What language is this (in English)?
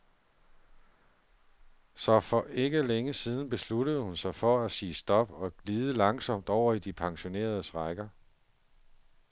Danish